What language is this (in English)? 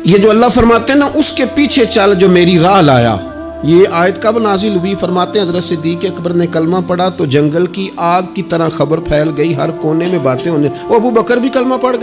Hindi